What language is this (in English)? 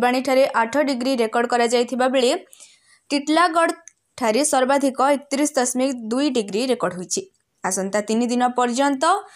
Hindi